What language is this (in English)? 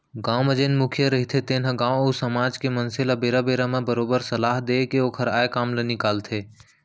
Chhattisgarhi